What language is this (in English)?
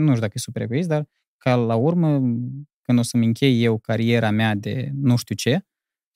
Romanian